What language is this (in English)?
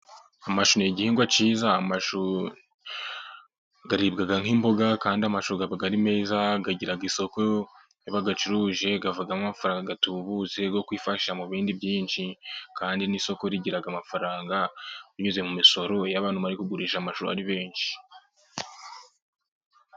Kinyarwanda